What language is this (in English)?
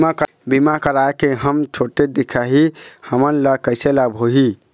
Chhattisgarhi